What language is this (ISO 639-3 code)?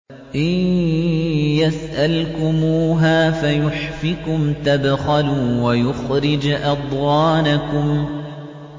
ara